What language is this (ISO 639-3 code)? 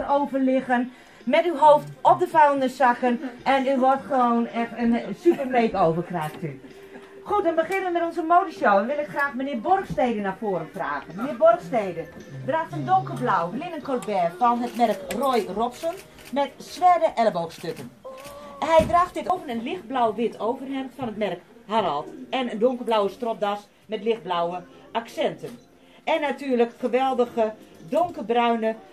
nld